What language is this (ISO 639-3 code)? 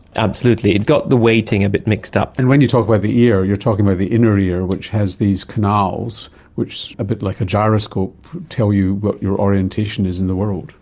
eng